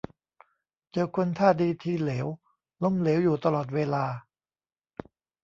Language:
Thai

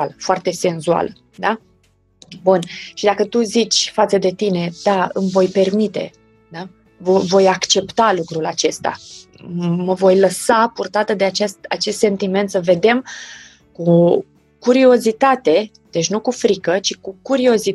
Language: Romanian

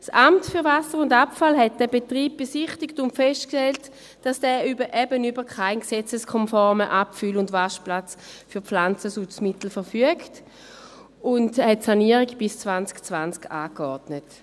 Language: Swiss German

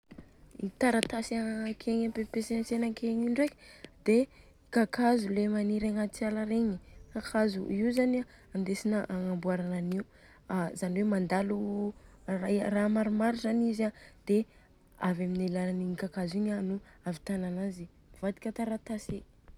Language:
Southern Betsimisaraka Malagasy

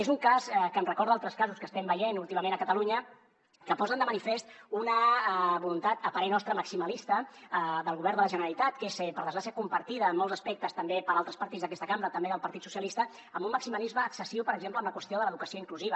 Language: Catalan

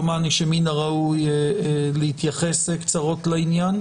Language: Hebrew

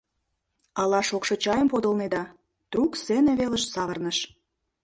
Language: Mari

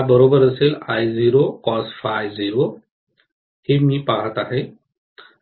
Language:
Marathi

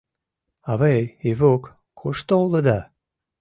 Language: Mari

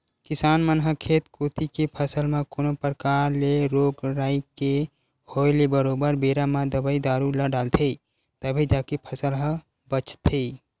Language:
Chhattisgarhi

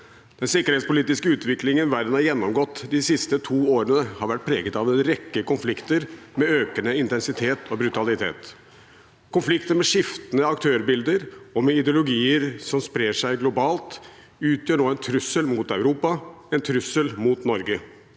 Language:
Norwegian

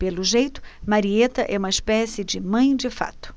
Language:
Portuguese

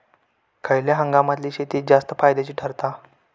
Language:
Marathi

